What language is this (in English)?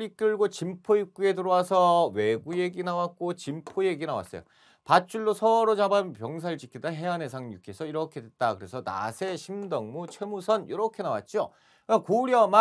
Korean